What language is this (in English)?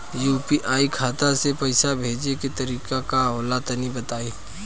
Bhojpuri